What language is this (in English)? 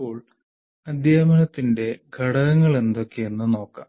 Malayalam